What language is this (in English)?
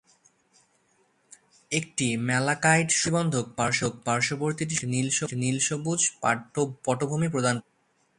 Bangla